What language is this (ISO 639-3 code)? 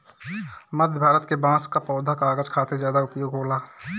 bho